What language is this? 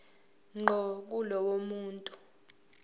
Zulu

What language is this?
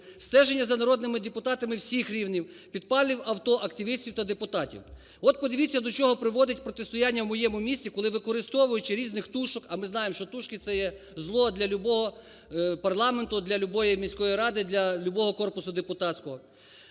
Ukrainian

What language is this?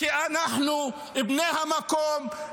Hebrew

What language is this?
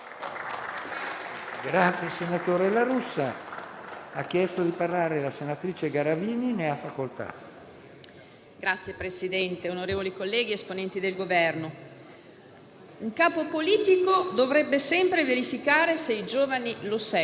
Italian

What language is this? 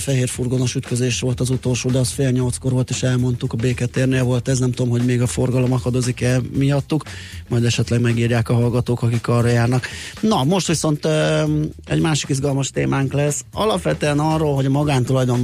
Hungarian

